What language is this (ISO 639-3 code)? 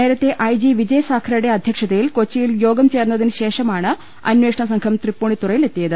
mal